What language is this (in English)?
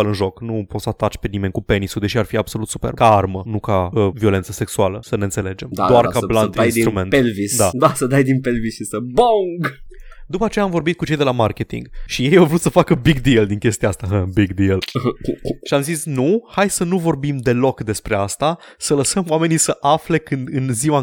Romanian